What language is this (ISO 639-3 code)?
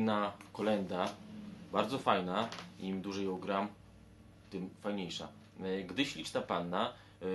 pol